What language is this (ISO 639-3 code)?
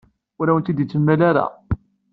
kab